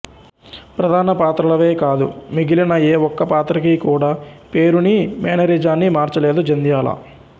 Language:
Telugu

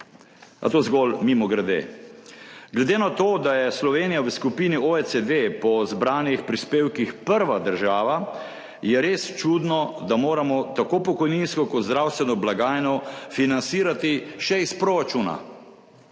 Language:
Slovenian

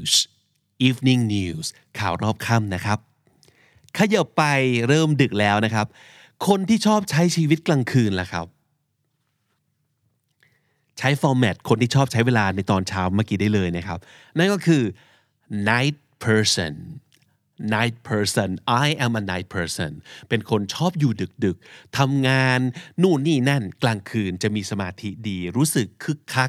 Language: Thai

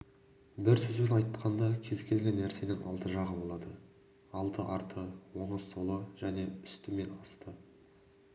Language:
Kazakh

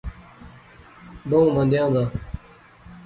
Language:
Pahari-Potwari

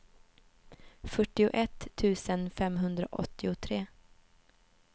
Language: Swedish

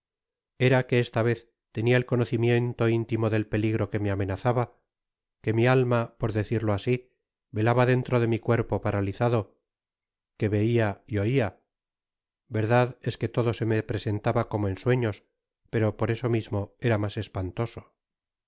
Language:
Spanish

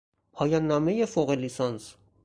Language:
Persian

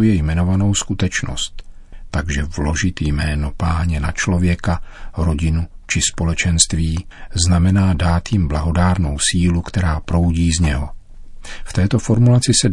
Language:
Czech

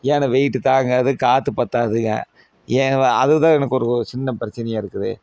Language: Tamil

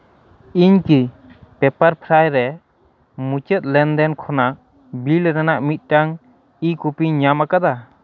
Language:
Santali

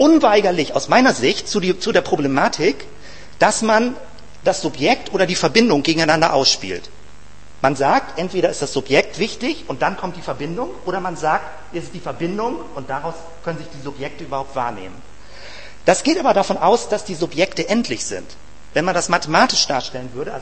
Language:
German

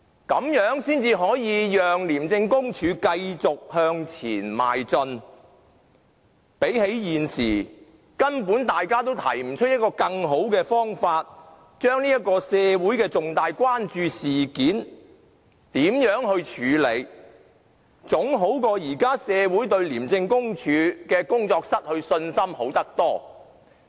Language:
Cantonese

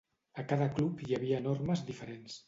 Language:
Catalan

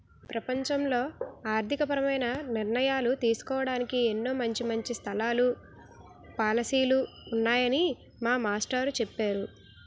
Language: Telugu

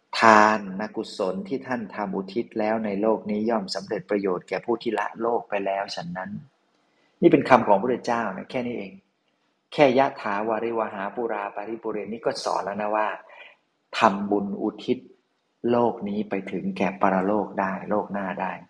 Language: Thai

